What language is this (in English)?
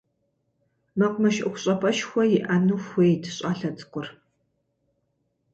Kabardian